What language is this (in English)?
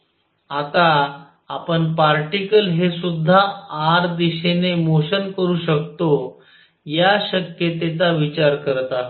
Marathi